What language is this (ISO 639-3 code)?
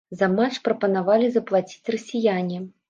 bel